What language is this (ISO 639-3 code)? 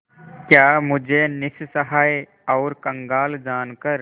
hin